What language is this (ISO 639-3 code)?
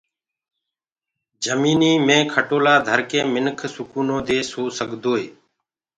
ggg